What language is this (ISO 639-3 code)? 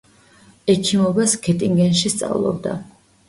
kat